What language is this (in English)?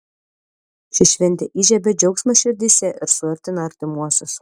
Lithuanian